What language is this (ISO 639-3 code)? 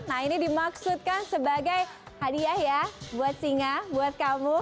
ind